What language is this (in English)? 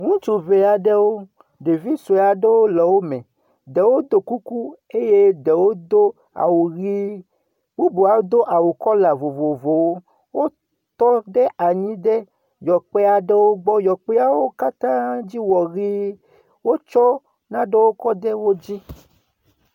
Ewe